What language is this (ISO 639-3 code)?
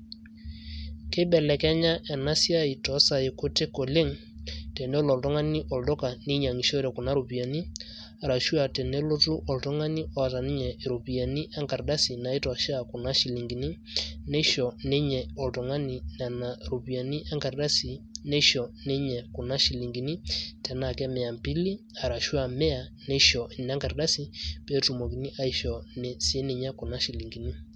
mas